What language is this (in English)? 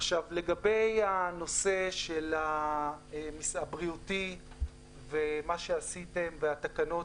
Hebrew